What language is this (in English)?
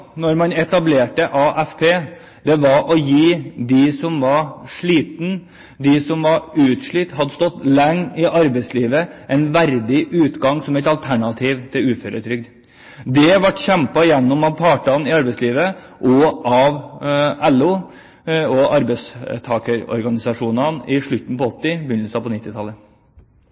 Norwegian Bokmål